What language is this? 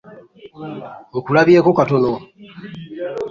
Ganda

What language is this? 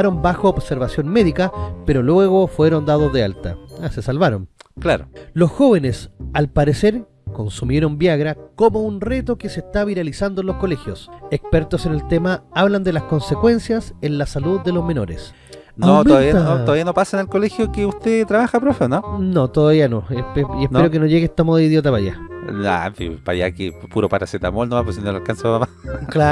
Spanish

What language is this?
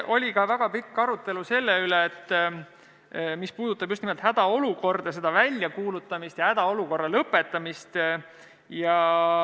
Estonian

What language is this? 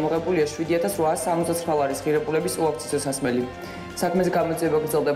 Romanian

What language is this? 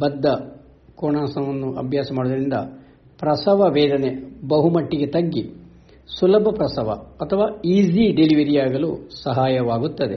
Kannada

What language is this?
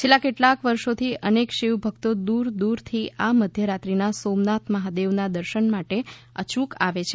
Gujarati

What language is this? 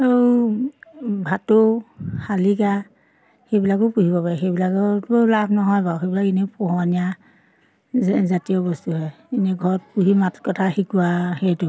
Assamese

